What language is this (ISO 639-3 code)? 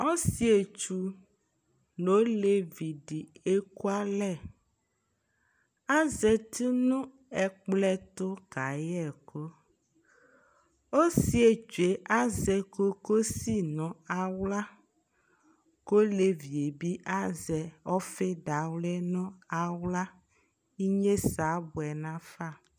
kpo